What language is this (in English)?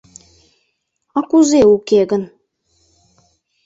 Mari